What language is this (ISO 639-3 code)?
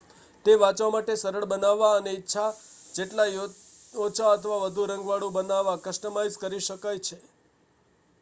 guj